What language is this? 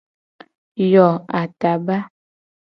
Gen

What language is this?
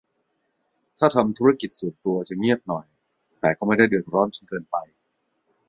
Thai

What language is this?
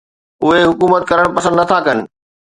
Sindhi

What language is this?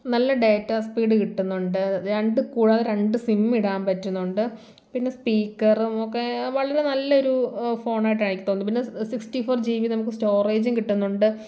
Malayalam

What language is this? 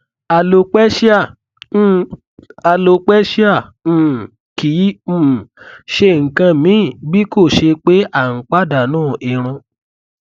Yoruba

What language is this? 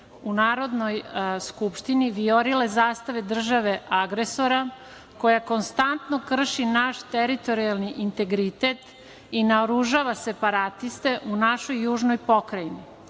Serbian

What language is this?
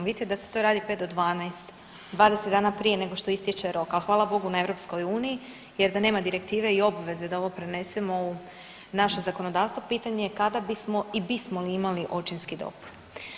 Croatian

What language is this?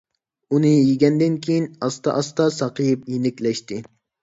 Uyghur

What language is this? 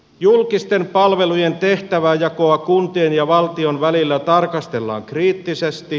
Finnish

